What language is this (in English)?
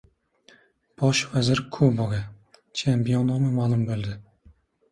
Uzbek